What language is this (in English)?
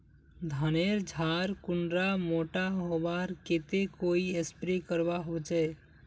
Magahi